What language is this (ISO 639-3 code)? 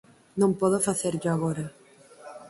glg